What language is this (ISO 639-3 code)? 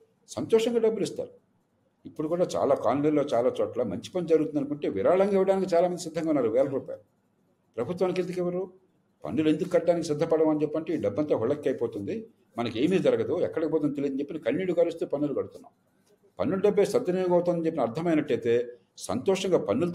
tel